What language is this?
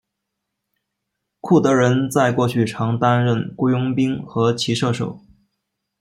Chinese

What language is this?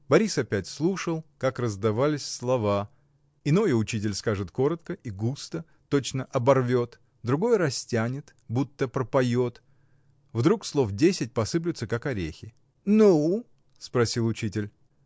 Russian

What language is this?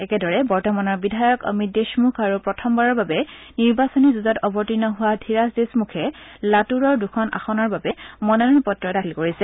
Assamese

